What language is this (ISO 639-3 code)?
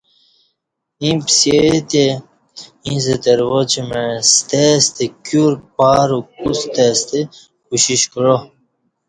bsh